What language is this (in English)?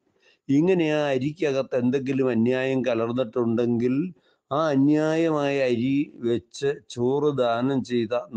Turkish